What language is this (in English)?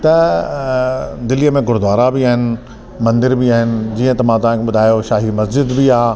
Sindhi